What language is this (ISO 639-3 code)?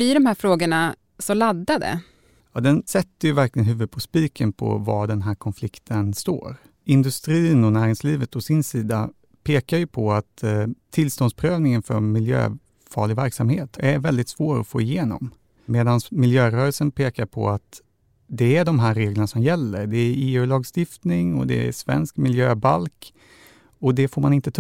swe